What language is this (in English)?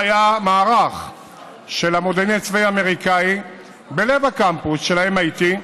Hebrew